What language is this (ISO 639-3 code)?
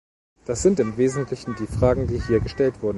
deu